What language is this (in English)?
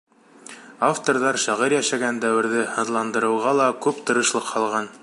Bashkir